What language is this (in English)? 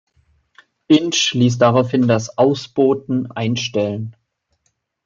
German